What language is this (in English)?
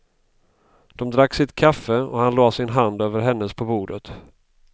Swedish